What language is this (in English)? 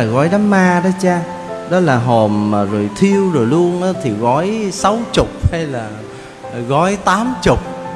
Vietnamese